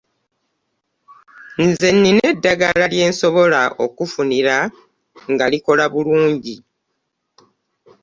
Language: Ganda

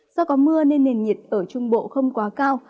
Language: Vietnamese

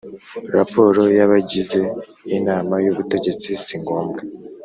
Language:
Kinyarwanda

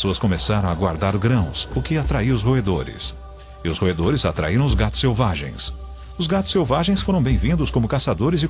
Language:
Portuguese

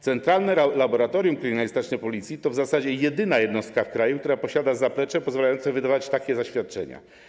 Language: Polish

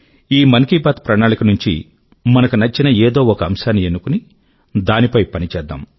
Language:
Telugu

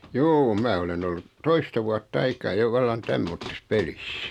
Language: Finnish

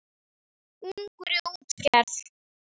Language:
Icelandic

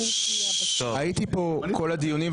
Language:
Hebrew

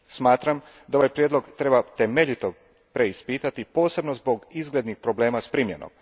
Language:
Croatian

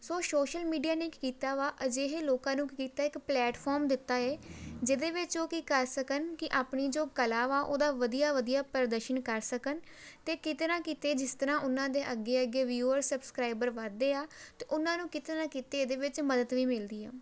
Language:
Punjabi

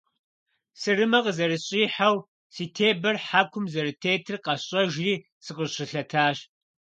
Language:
Kabardian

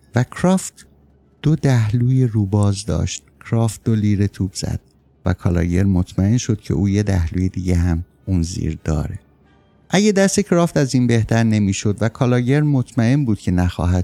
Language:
Persian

